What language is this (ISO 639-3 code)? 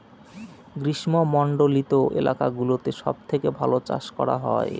ben